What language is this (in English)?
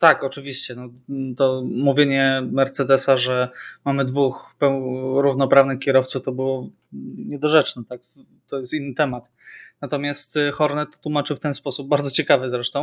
Polish